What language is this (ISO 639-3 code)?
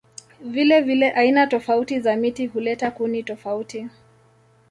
swa